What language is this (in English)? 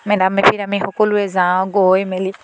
Assamese